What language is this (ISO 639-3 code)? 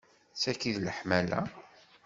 kab